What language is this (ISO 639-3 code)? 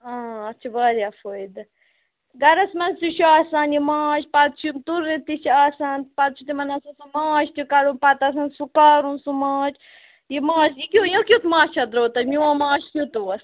kas